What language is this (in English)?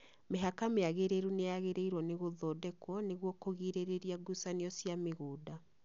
Kikuyu